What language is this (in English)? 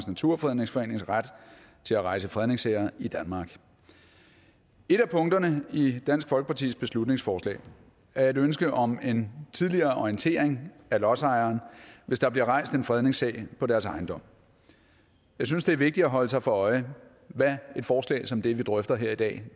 Danish